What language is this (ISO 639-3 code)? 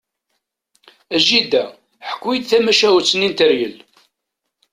kab